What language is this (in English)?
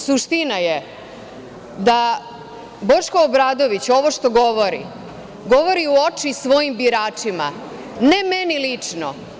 Serbian